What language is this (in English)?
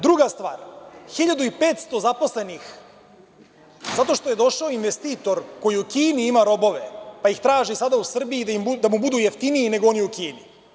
Serbian